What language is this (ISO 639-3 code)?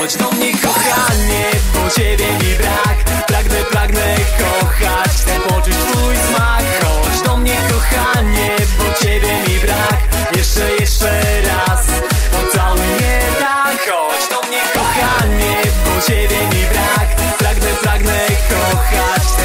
pol